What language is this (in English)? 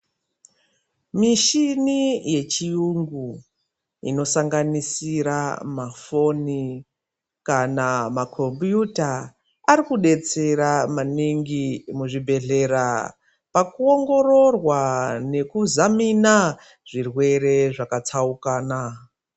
Ndau